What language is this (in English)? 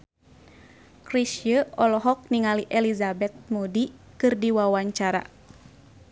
Sundanese